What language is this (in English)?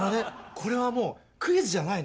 Japanese